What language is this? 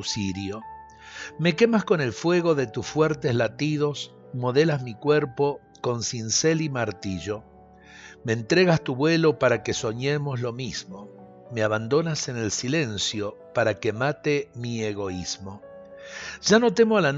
Spanish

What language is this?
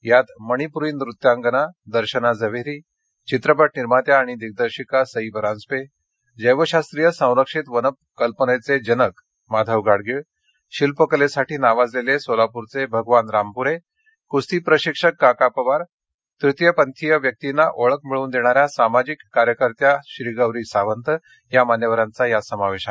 Marathi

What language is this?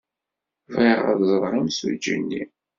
Kabyle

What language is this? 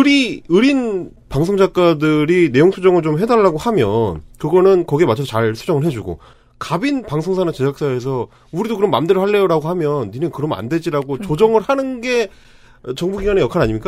Korean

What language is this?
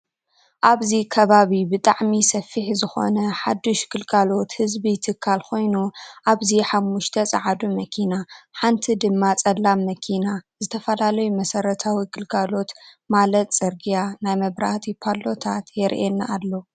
Tigrinya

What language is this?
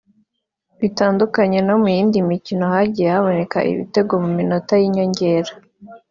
Kinyarwanda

